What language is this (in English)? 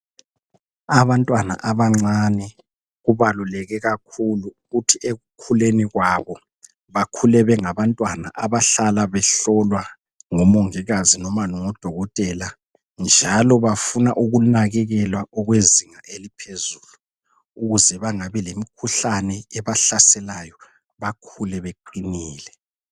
North Ndebele